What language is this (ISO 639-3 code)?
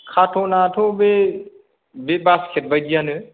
brx